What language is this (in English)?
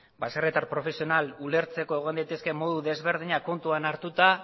Basque